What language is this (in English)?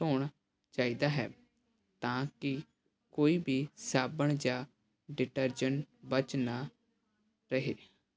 Punjabi